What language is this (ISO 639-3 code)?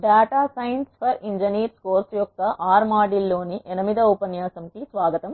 tel